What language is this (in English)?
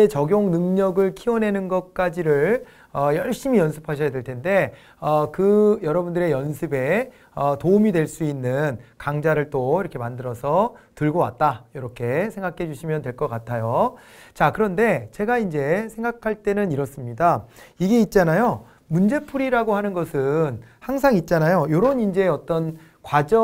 Korean